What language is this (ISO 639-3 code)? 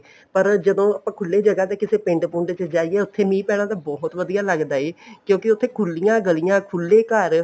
pan